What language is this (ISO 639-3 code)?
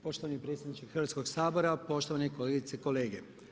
hrv